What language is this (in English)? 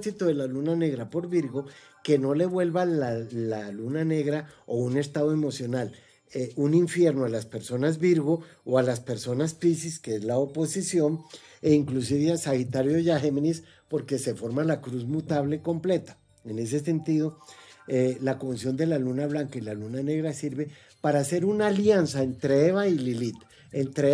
Spanish